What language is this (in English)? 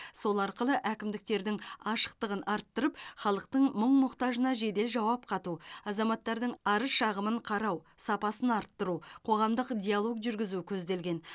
Kazakh